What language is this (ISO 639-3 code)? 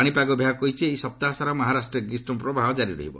ori